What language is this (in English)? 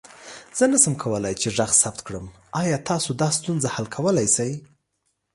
Pashto